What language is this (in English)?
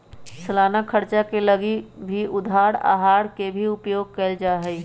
Magahi